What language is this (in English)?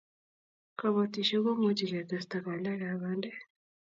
Kalenjin